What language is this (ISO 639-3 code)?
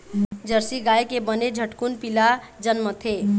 hne